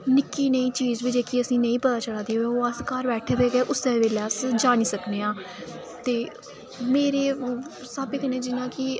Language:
Dogri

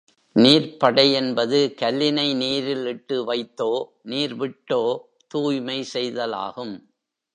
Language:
Tamil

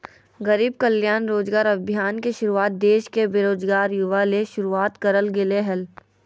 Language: Magahi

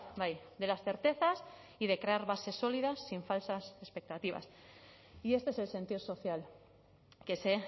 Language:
Spanish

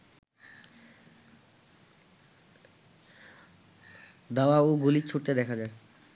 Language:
Bangla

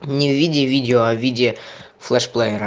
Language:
Russian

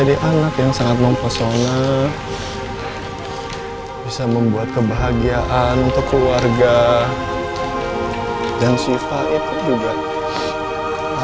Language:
Indonesian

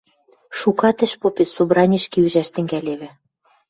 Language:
Western Mari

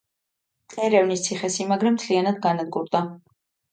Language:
Georgian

